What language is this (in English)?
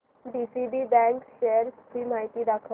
Marathi